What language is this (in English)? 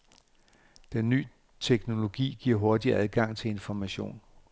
Danish